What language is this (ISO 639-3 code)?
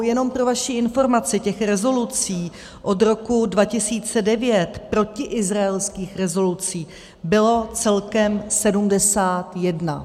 ces